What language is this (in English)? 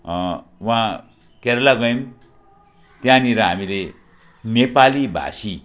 Nepali